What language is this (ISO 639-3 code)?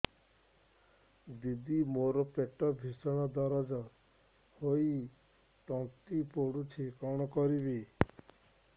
ori